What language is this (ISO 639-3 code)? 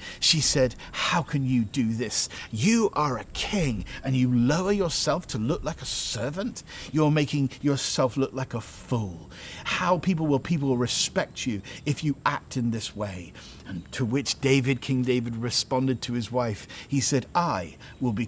eng